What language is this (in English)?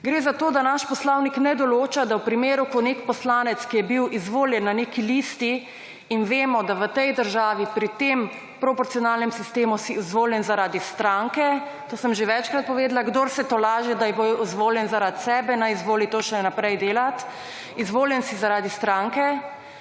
Slovenian